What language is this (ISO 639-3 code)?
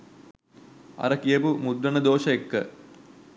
sin